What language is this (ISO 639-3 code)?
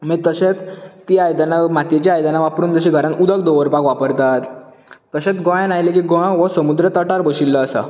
kok